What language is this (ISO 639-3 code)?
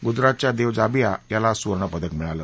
mar